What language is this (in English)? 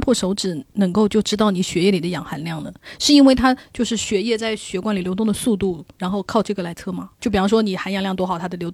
Chinese